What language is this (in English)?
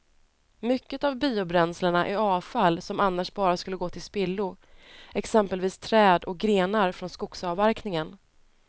Swedish